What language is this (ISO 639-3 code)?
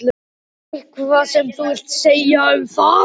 isl